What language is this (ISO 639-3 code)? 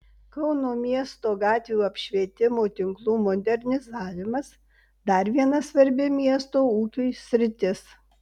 lit